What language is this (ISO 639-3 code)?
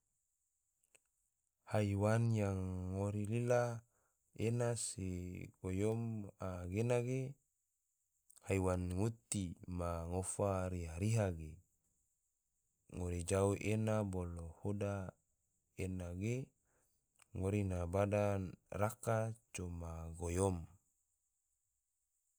tvo